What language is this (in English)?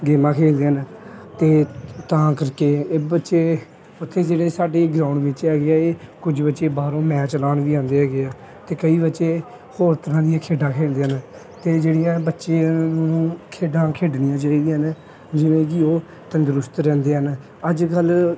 Punjabi